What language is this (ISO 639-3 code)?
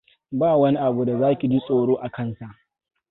hau